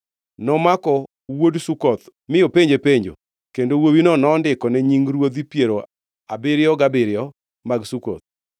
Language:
Luo (Kenya and Tanzania)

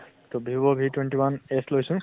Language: Assamese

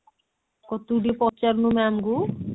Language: Odia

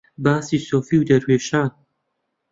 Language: Central Kurdish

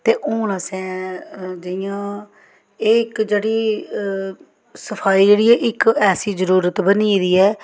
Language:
Dogri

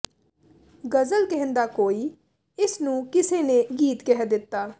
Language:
Punjabi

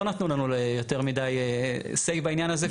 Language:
Hebrew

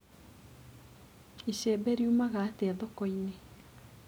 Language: Kikuyu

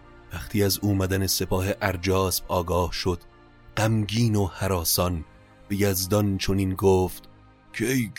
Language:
Persian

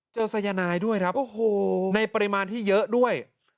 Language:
Thai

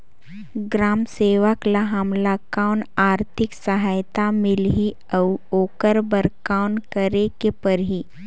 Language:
Chhattisgarhi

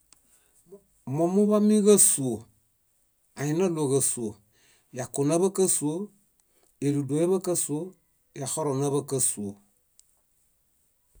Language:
Bayot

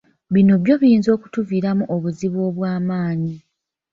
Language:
Ganda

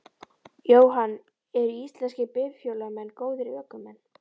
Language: Icelandic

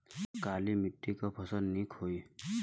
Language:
Bhojpuri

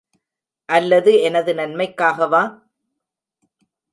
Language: Tamil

